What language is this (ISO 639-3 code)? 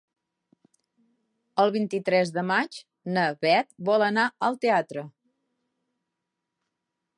cat